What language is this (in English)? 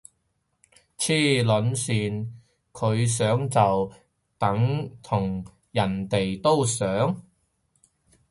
Cantonese